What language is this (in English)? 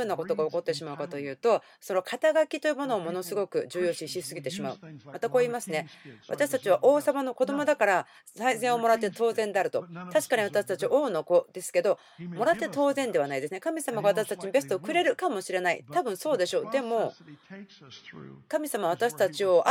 Japanese